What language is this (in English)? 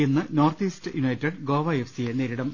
Malayalam